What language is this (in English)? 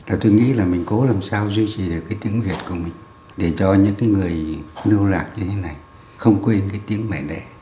Vietnamese